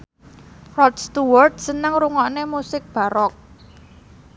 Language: Javanese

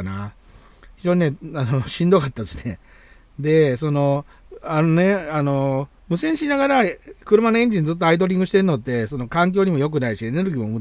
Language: Japanese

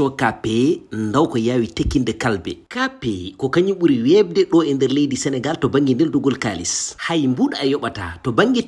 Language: Arabic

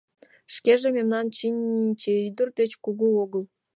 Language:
Mari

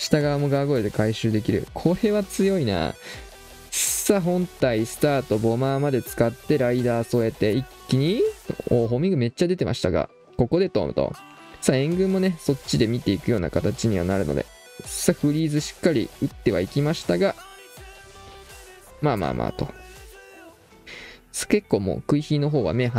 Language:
Japanese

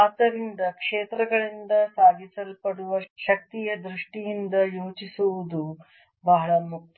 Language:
Kannada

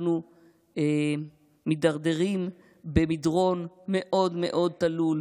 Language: Hebrew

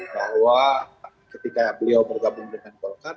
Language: Indonesian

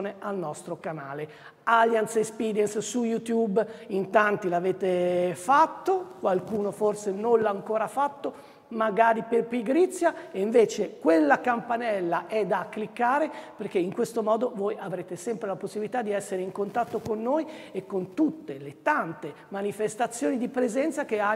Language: Italian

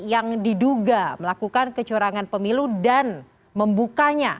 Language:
Indonesian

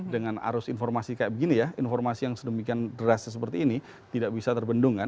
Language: Indonesian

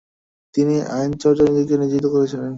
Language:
Bangla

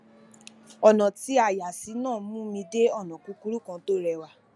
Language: Yoruba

